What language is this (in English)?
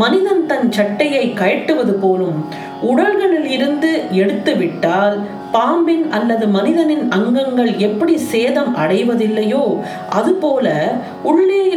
Tamil